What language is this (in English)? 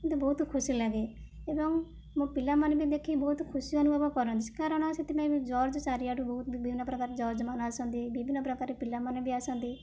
Odia